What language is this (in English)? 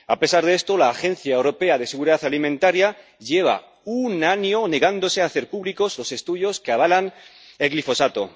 Spanish